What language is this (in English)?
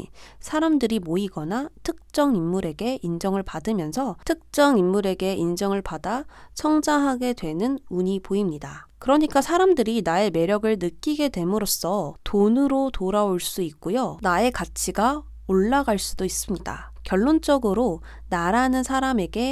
Korean